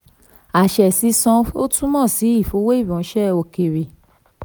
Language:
Yoruba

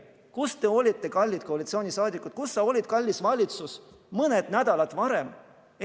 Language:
Estonian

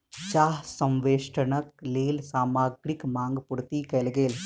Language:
Maithili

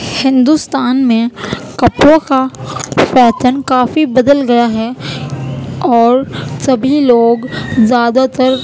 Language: Urdu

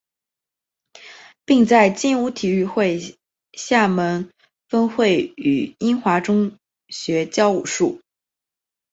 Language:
Chinese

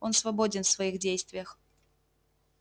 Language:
Russian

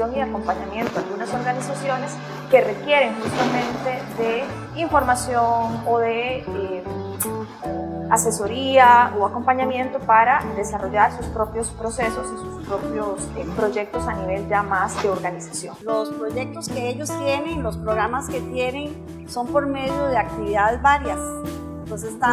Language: Spanish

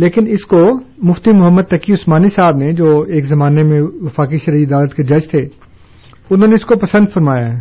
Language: Urdu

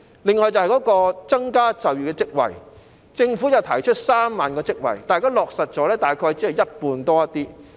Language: Cantonese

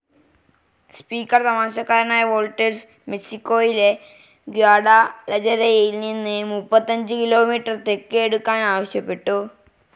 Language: Malayalam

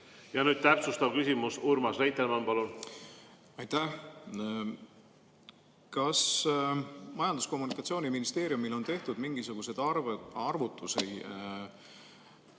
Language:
Estonian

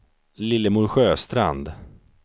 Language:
Swedish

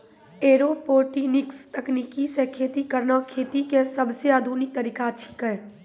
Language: Maithili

